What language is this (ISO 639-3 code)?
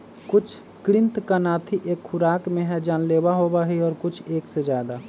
mag